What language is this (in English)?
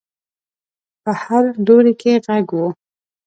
Pashto